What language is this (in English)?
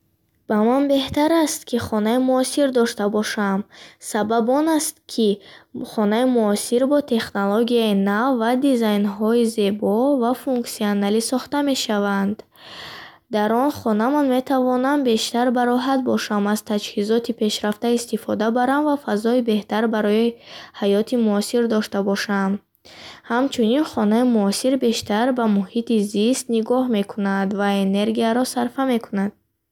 Bukharic